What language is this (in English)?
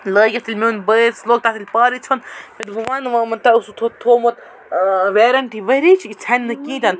Kashmiri